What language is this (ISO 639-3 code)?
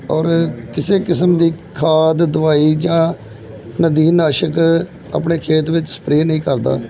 pan